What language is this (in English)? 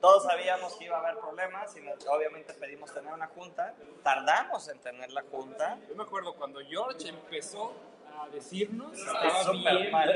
Spanish